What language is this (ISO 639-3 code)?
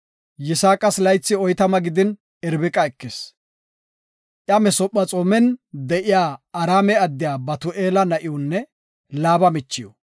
gof